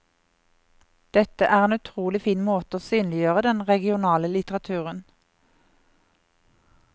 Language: Norwegian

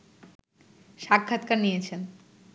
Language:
Bangla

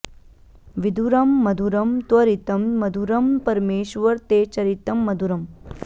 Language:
Sanskrit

